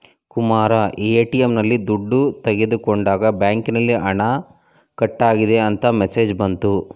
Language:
Kannada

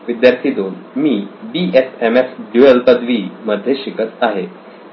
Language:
Marathi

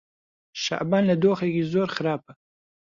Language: Central Kurdish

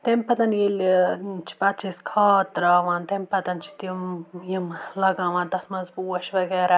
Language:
Kashmiri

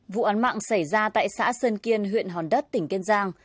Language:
Vietnamese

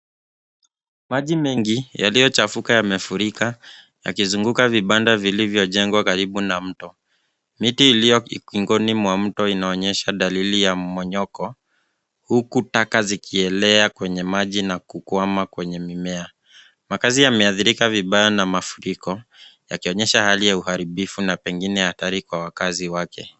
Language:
Swahili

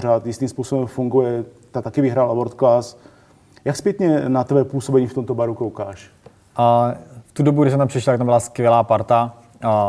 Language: Czech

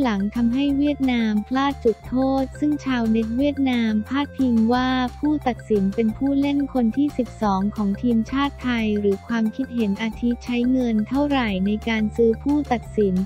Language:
Thai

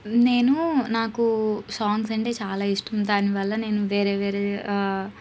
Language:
Telugu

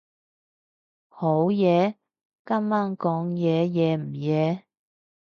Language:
Cantonese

